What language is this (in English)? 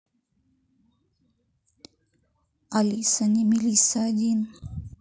Russian